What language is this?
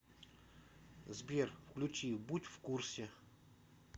Russian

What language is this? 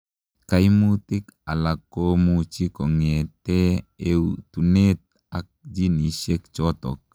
Kalenjin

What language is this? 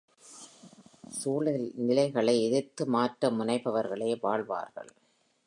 Tamil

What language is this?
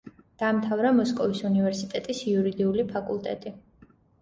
Georgian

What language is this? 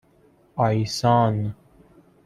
Persian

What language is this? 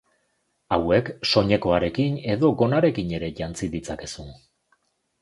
Basque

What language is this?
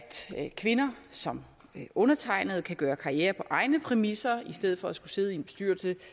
Danish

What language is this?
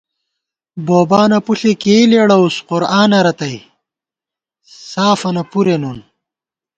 Gawar-Bati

